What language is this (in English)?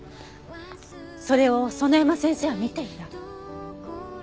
Japanese